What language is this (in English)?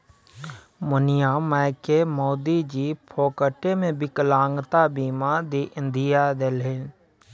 Maithili